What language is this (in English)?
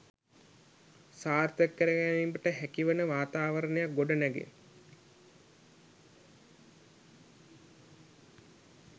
Sinhala